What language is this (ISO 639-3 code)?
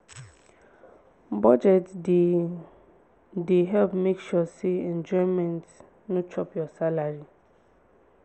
pcm